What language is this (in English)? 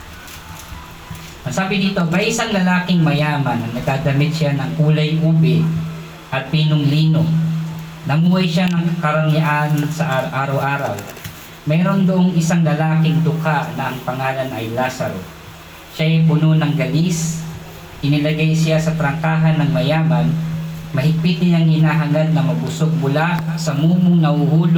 Filipino